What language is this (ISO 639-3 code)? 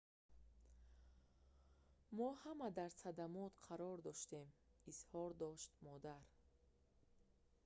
tgk